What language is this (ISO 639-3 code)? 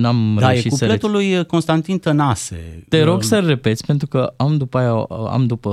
ron